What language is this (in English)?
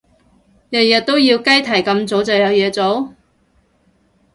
Cantonese